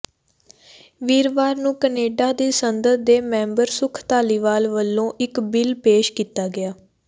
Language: Punjabi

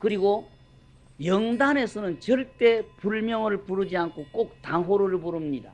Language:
Korean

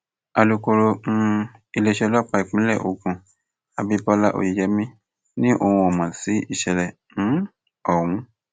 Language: Yoruba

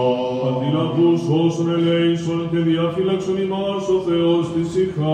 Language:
Greek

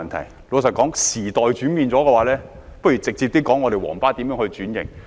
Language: Cantonese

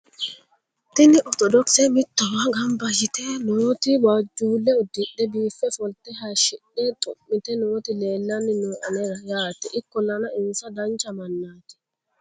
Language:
Sidamo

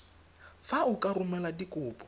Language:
Tswana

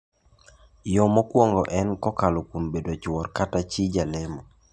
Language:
Luo (Kenya and Tanzania)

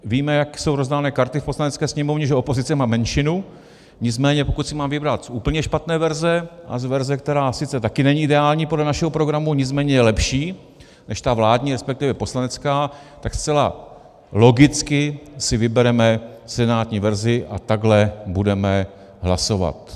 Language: Czech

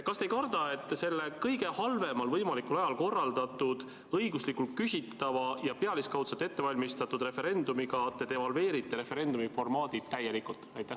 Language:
Estonian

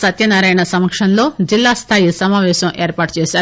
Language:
Telugu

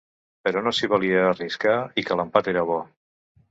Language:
Catalan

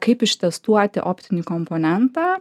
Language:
Lithuanian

